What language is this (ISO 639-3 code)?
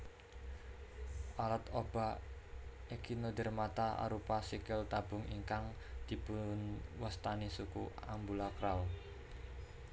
jav